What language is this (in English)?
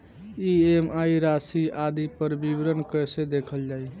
Bhojpuri